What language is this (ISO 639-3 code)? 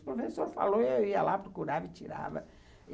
por